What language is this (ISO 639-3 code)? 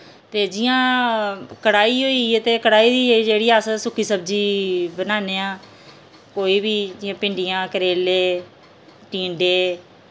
doi